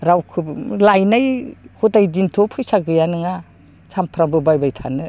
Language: Bodo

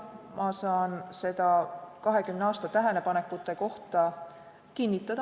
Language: Estonian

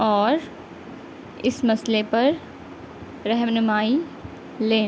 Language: Urdu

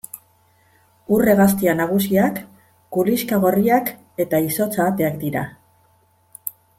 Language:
Basque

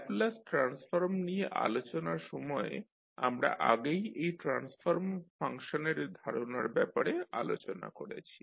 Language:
Bangla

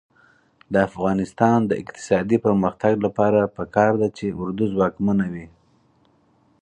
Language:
Pashto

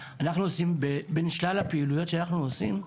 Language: Hebrew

